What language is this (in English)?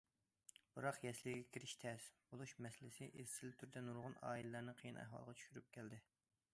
Uyghur